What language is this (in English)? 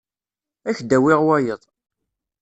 Kabyle